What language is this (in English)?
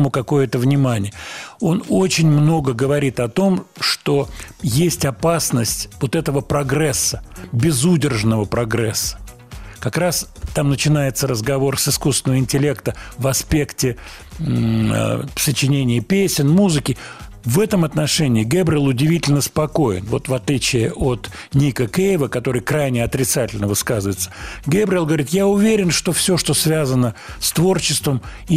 Russian